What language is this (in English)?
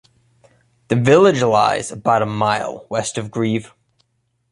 English